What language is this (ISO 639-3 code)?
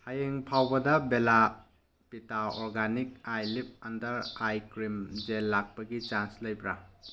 mni